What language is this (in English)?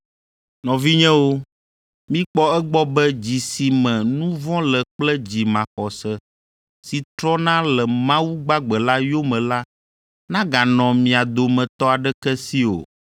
Ewe